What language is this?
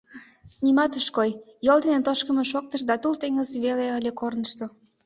Mari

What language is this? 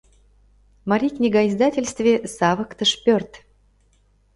Mari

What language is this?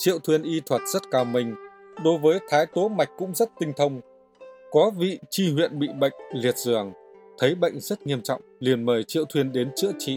Vietnamese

